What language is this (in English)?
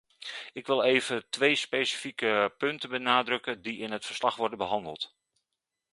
Dutch